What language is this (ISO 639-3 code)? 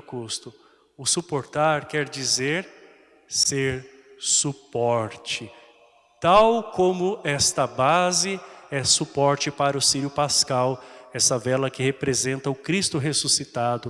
por